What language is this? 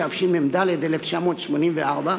Hebrew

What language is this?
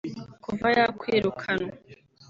Kinyarwanda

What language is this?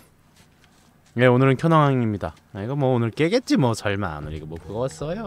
Korean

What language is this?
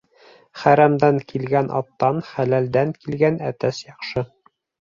Bashkir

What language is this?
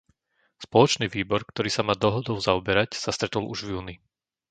Slovak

